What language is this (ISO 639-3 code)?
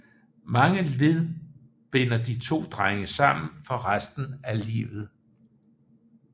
dan